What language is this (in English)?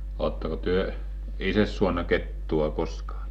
Finnish